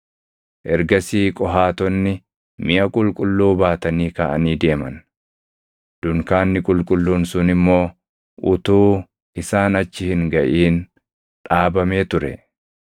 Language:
Oromo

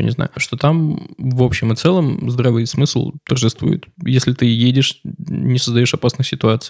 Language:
Russian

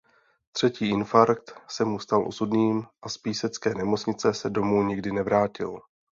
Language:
Czech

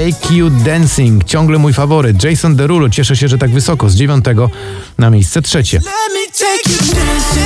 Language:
Polish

